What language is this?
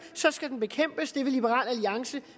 Danish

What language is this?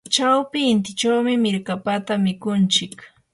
Yanahuanca Pasco Quechua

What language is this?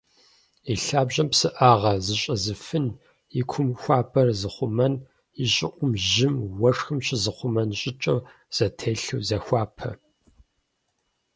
Kabardian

